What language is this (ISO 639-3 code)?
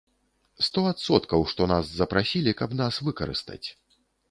bel